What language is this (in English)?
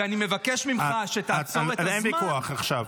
Hebrew